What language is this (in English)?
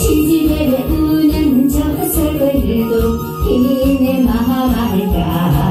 Korean